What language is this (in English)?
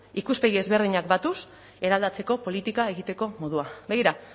Basque